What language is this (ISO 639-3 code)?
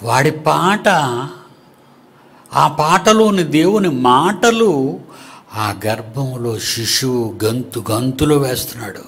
tel